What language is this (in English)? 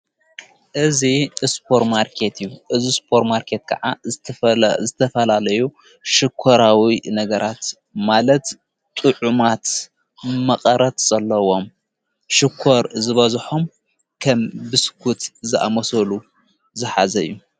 Tigrinya